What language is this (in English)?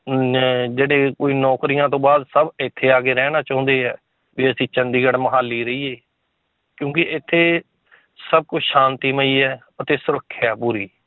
Punjabi